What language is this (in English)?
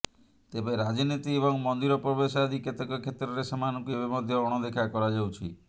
Odia